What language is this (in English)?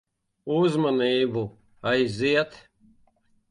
Latvian